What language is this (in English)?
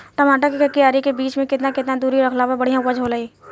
Bhojpuri